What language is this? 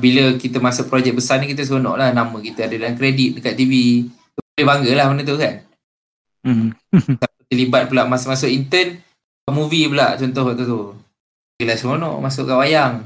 Malay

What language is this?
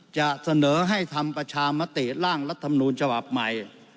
Thai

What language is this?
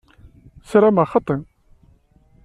Kabyle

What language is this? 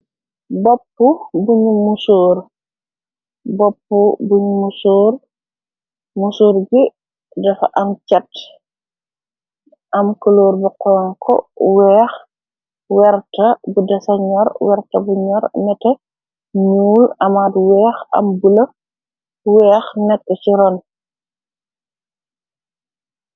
Wolof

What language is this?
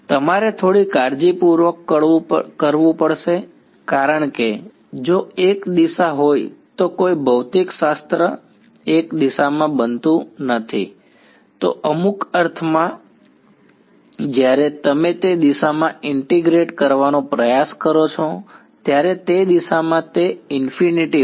Gujarati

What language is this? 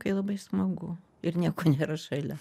Lithuanian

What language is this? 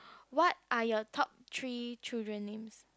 English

